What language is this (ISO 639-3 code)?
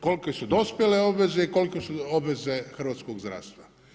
hrv